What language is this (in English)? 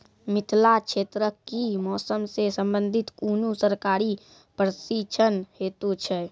Maithili